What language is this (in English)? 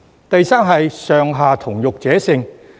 Cantonese